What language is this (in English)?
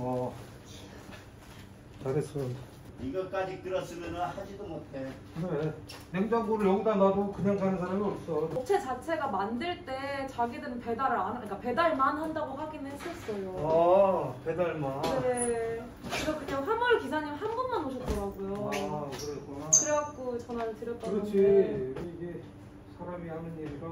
Korean